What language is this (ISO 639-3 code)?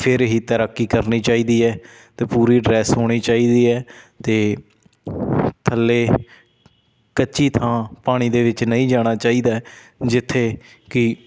pan